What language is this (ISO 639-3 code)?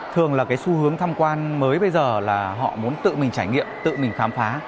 vie